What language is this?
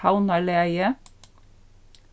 Faroese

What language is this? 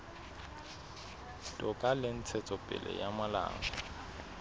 Southern Sotho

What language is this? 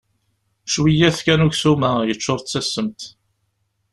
Kabyle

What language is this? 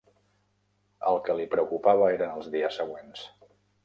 Catalan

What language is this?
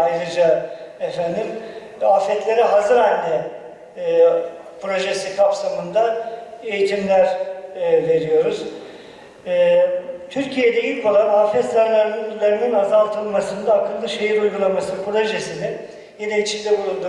Turkish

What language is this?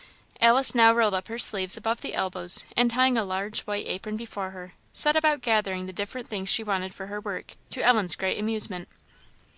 English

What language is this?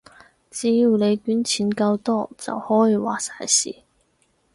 Cantonese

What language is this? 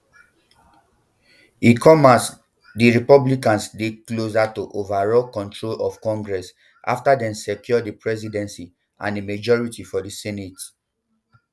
Nigerian Pidgin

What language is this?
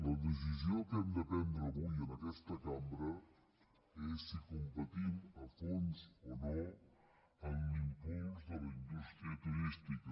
Catalan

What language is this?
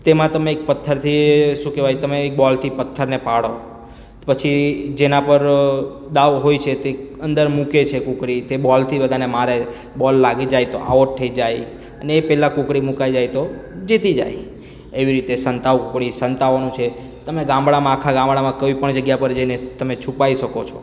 Gujarati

